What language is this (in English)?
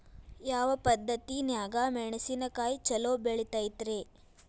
Kannada